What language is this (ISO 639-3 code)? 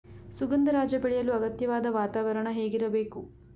kan